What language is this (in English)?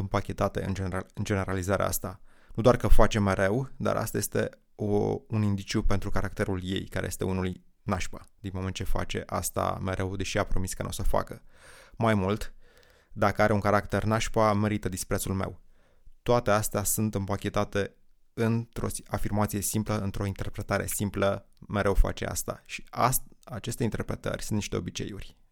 Romanian